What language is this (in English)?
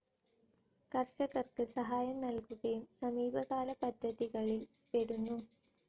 Malayalam